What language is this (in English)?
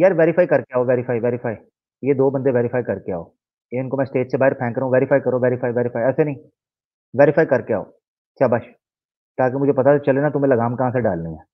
Hindi